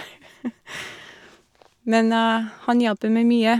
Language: Norwegian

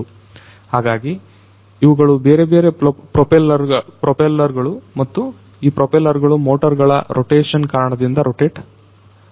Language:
Kannada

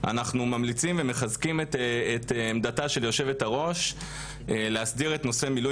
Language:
Hebrew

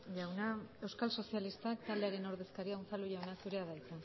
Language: Basque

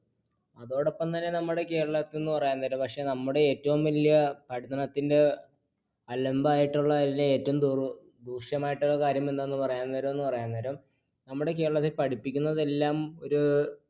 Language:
Malayalam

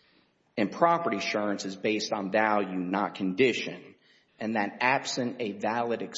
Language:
English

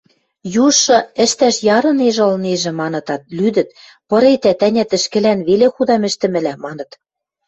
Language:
Western Mari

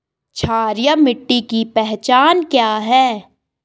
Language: Hindi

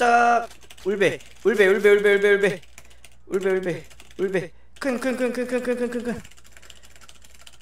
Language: Korean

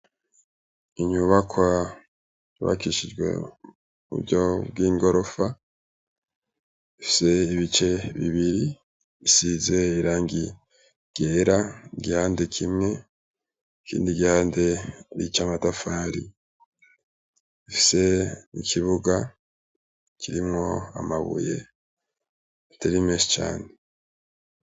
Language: Rundi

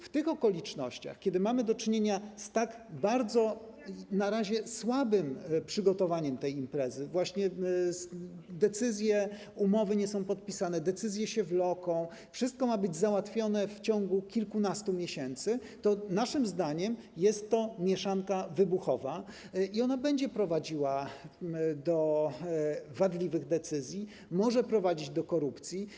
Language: Polish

